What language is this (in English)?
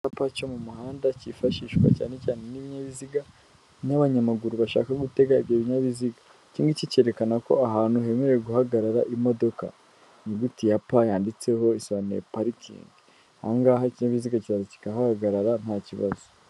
Kinyarwanda